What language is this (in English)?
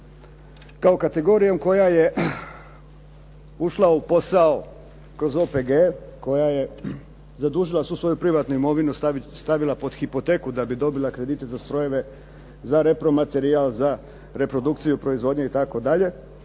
Croatian